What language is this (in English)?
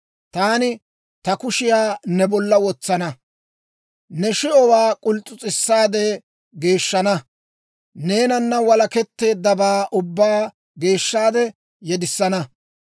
Dawro